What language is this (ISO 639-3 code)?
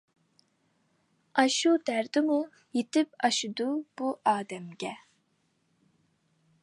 uig